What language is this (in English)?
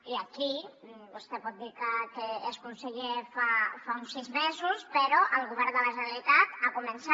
Catalan